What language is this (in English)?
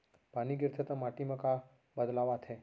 Chhattisgarhi